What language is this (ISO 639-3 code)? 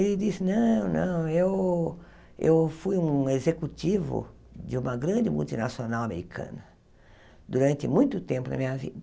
por